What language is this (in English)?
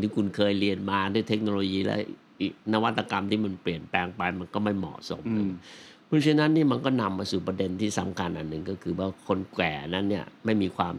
Thai